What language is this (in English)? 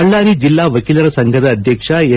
Kannada